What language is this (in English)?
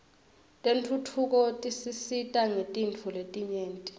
Swati